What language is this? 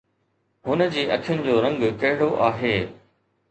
Sindhi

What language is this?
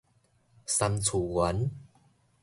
Min Nan Chinese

